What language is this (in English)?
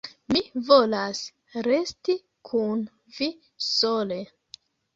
Esperanto